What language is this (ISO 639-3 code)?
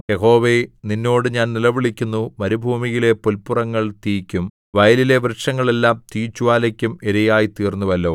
mal